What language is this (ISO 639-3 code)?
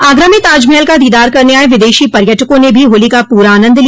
hin